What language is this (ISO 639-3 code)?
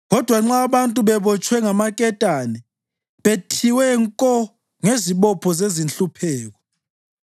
nde